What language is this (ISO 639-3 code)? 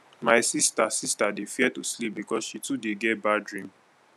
pcm